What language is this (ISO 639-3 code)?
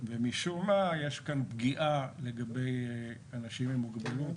heb